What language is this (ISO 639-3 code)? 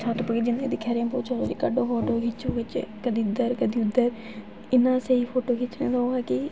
doi